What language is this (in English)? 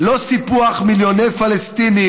Hebrew